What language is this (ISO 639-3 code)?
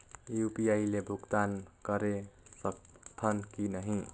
hne